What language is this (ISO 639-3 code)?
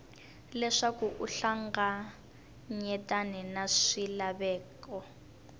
tso